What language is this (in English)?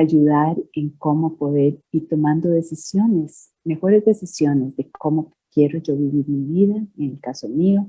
Spanish